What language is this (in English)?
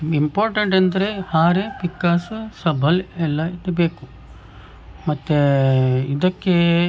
Kannada